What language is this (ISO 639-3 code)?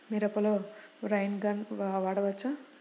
tel